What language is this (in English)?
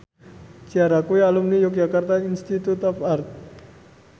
Javanese